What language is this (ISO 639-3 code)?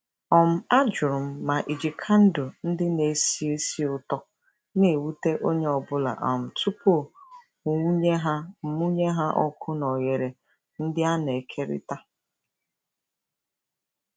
ibo